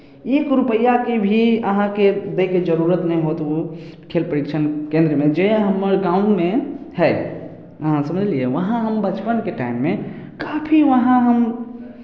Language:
Maithili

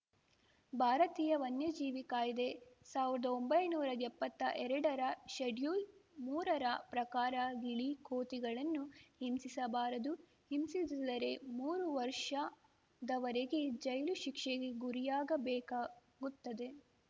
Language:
Kannada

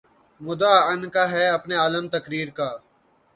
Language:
Urdu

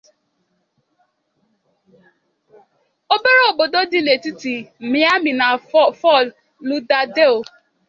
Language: Igbo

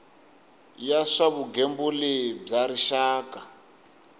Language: Tsonga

